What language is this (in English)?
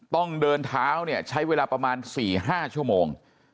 Thai